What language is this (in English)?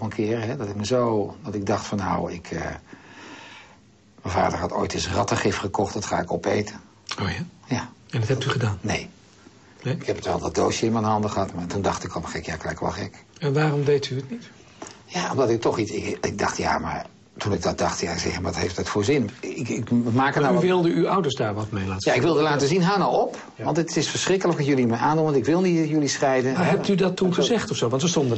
Dutch